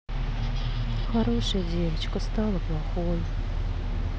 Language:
Russian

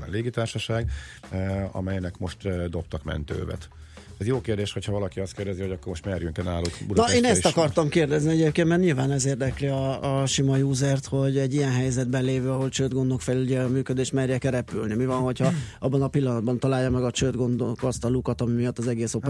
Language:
Hungarian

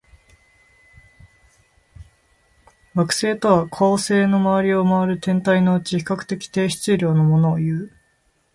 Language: Japanese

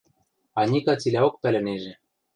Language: Western Mari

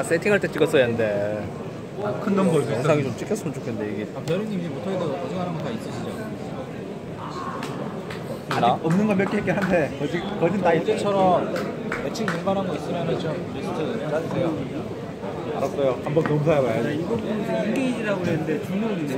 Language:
Korean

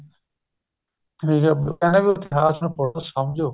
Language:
Punjabi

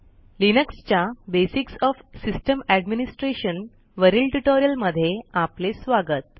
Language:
Marathi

